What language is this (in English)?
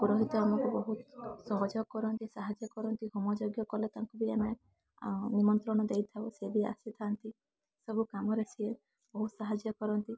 Odia